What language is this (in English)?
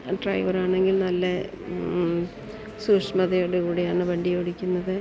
Malayalam